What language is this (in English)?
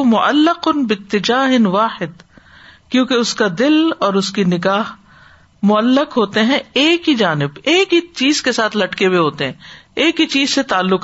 Urdu